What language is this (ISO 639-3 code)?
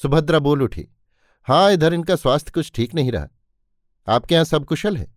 hin